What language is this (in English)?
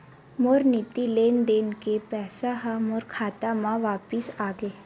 Chhattisgarhi